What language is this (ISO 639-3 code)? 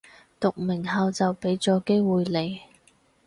yue